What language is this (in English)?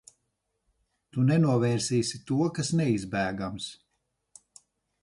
Latvian